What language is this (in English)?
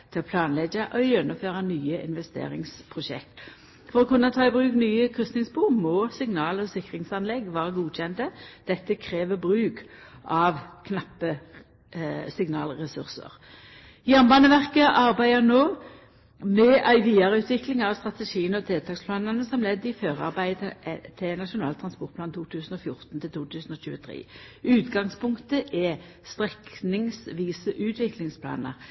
Norwegian Nynorsk